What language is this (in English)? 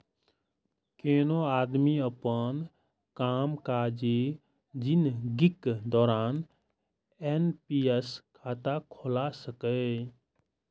Maithili